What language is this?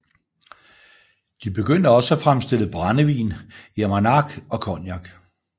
Danish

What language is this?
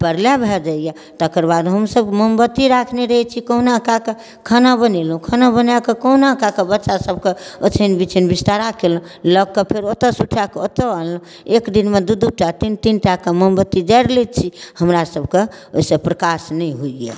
Maithili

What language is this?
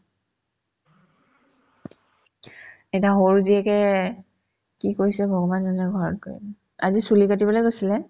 Assamese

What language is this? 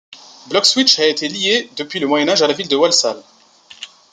French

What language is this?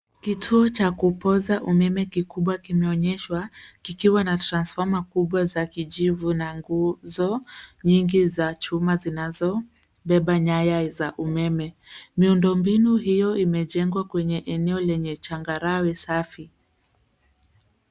Swahili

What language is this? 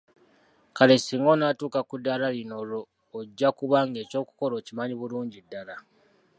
Ganda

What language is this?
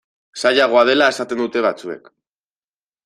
Basque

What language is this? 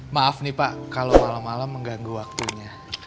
Indonesian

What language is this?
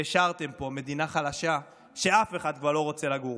Hebrew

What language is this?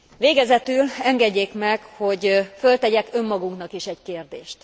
Hungarian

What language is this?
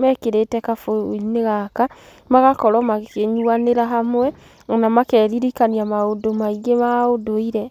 Kikuyu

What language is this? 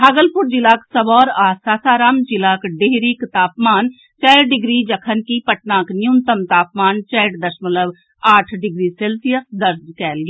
Maithili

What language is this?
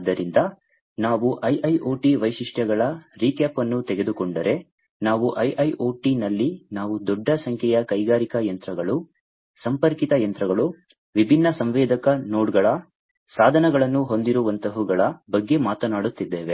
Kannada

